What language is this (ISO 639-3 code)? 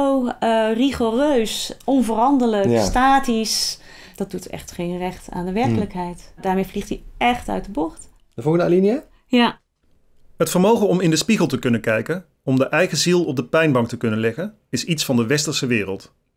nld